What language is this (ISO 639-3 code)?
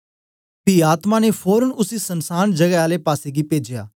doi